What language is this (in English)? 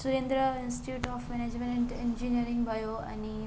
Nepali